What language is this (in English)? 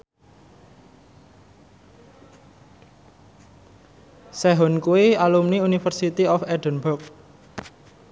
Javanese